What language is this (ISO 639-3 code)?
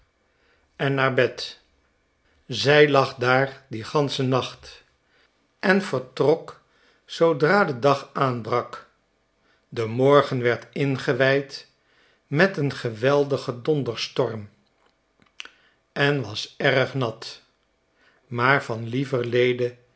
nld